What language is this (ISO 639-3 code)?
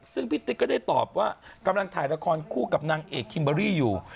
tha